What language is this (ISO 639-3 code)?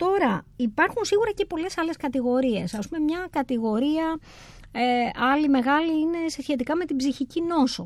ell